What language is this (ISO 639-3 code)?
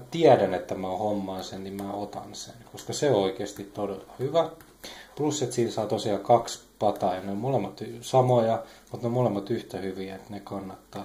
fin